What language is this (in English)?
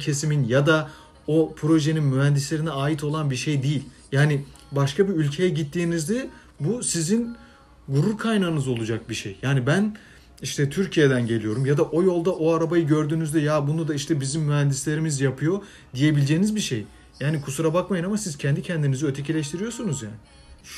Turkish